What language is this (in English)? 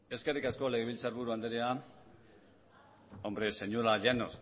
Basque